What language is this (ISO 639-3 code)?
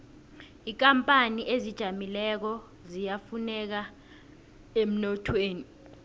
nbl